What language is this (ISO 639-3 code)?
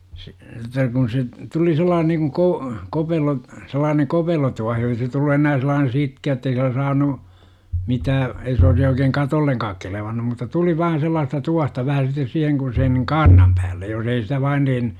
fin